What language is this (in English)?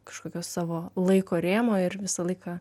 Lithuanian